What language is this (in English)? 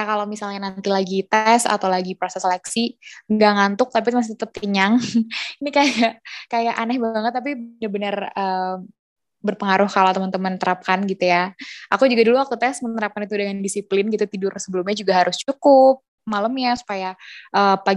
Indonesian